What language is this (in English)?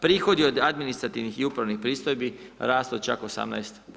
Croatian